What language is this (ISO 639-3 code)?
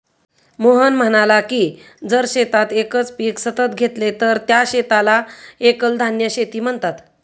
mar